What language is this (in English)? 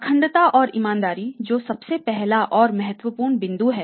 Hindi